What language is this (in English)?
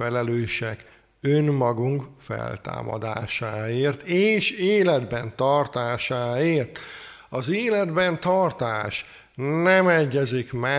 Hungarian